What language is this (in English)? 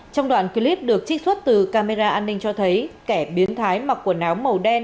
Vietnamese